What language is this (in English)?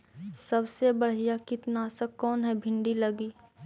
Magahi